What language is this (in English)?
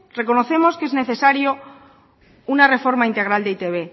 Spanish